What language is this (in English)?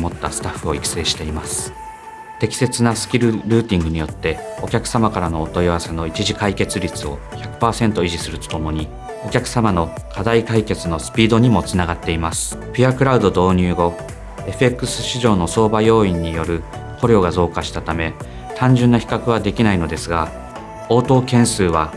Japanese